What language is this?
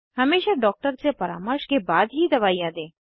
Hindi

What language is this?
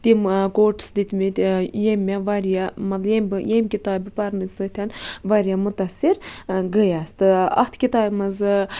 Kashmiri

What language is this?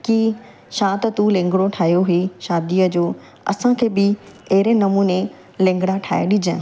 Sindhi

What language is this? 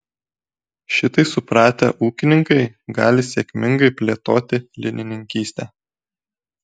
Lithuanian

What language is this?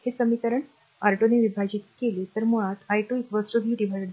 Marathi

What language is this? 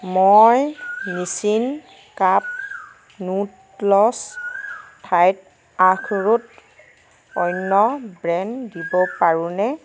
Assamese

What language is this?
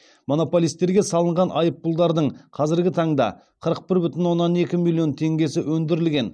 Kazakh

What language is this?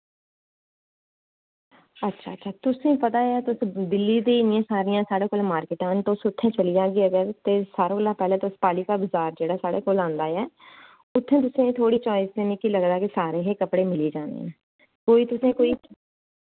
Dogri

